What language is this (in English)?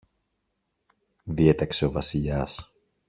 Greek